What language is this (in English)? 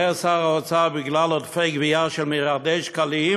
Hebrew